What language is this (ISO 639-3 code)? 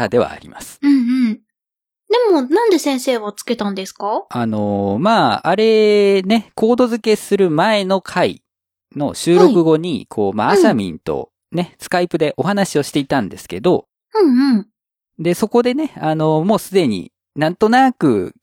jpn